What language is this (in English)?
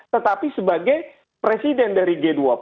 Indonesian